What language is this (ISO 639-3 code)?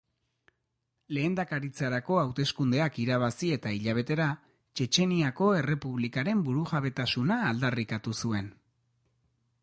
eus